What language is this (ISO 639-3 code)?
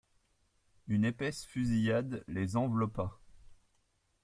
fra